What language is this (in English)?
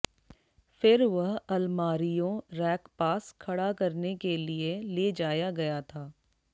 Hindi